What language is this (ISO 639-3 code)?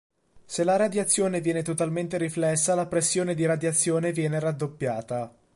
ita